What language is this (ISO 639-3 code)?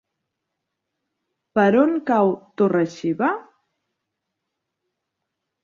cat